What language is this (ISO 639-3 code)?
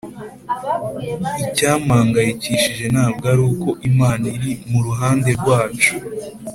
kin